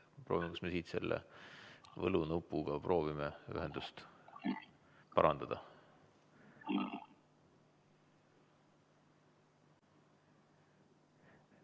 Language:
Estonian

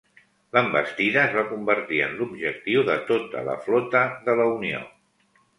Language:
Catalan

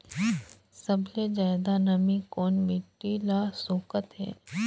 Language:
Chhattisgarhi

